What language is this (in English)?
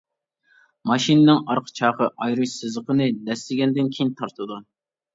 Uyghur